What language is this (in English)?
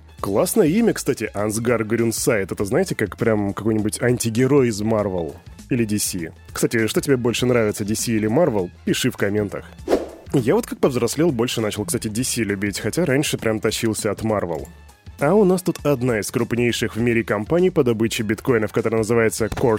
Russian